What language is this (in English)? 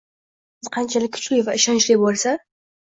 Uzbek